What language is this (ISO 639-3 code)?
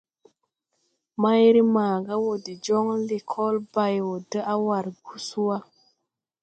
tui